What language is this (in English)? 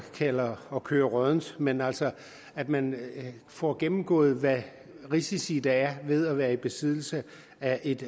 Danish